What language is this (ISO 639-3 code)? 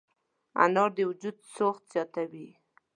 pus